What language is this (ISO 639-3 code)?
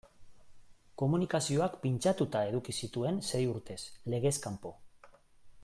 eus